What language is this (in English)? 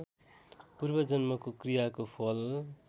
Nepali